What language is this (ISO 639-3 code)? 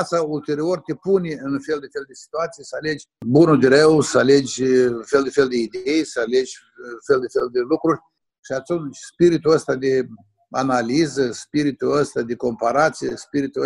ron